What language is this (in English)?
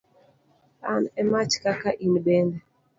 Luo (Kenya and Tanzania)